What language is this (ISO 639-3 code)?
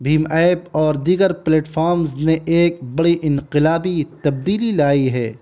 urd